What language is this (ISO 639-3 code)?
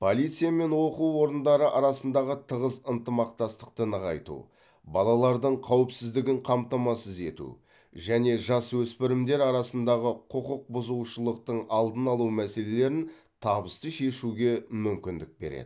kaz